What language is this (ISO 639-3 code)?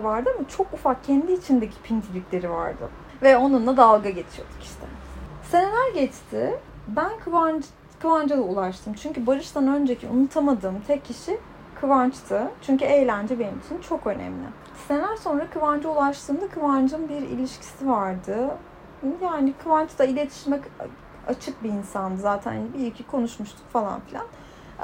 tur